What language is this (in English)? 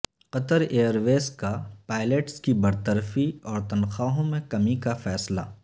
Urdu